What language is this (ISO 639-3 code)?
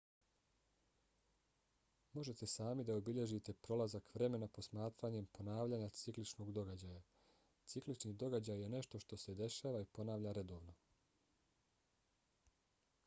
bos